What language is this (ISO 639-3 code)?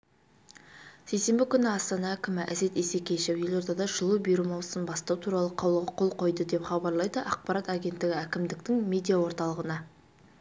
kaz